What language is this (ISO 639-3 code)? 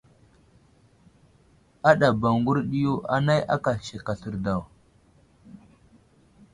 udl